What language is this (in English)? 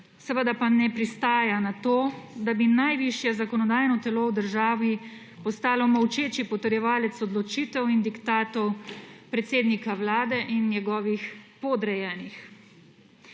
Slovenian